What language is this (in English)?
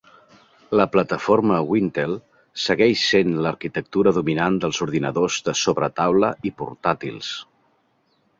Catalan